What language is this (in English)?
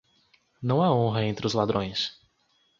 Portuguese